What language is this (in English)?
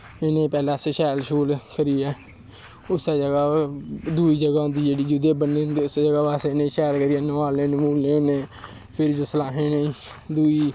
Dogri